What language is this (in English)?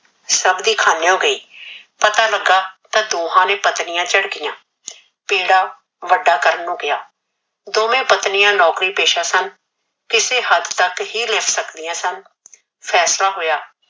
Punjabi